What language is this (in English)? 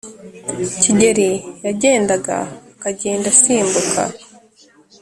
Kinyarwanda